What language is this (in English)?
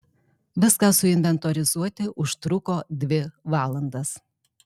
Lithuanian